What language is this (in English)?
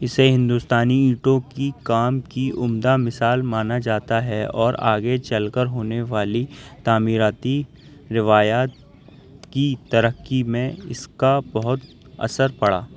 Urdu